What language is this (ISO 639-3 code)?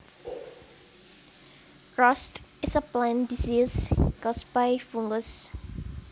jav